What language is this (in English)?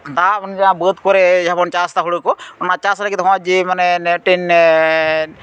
Santali